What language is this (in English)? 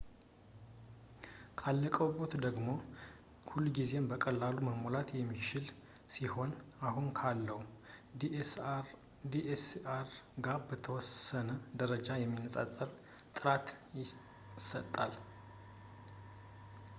Amharic